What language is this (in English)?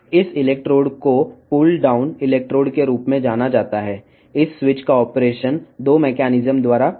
Telugu